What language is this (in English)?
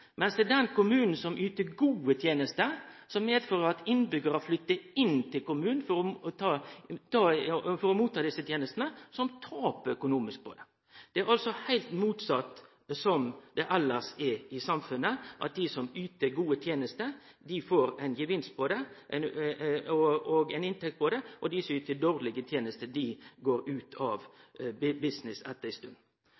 Norwegian Nynorsk